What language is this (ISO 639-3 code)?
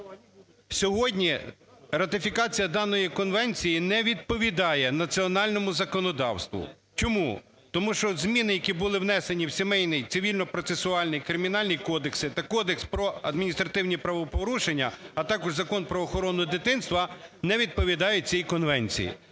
ukr